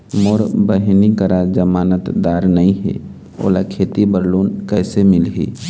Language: Chhattisgarhi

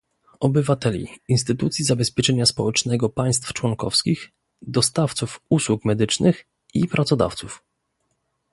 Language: Polish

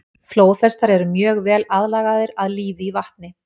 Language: Icelandic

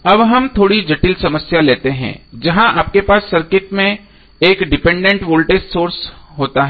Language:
Hindi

